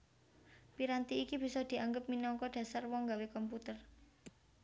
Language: Javanese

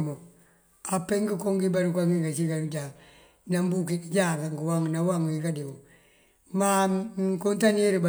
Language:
Mandjak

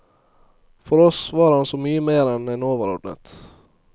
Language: Norwegian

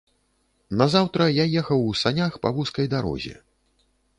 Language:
Belarusian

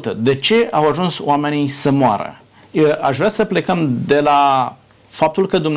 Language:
Romanian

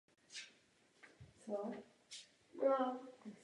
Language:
Czech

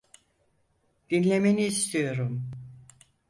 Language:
Turkish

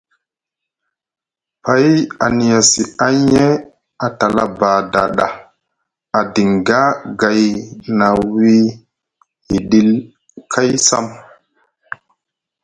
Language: Musgu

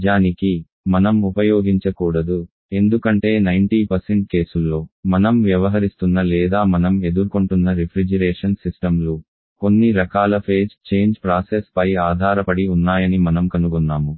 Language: Telugu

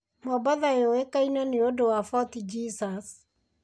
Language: Kikuyu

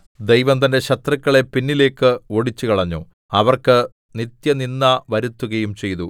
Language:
Malayalam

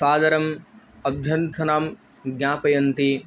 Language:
Sanskrit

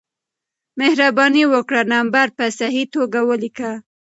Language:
Pashto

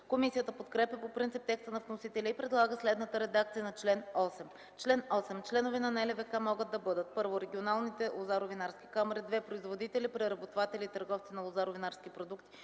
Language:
Bulgarian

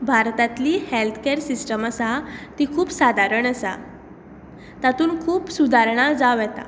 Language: Konkani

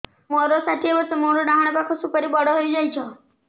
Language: Odia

